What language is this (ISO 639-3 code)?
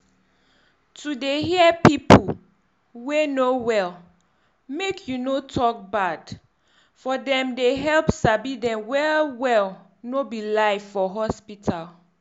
pcm